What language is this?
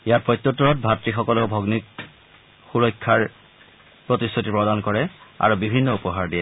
Assamese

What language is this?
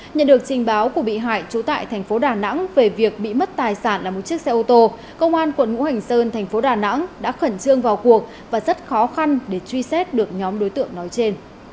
Vietnamese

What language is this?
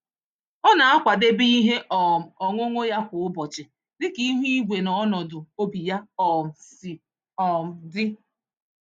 Igbo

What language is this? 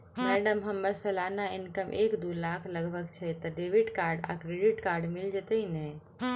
Maithili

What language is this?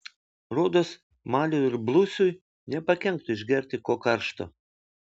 Lithuanian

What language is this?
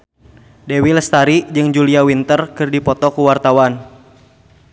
Sundanese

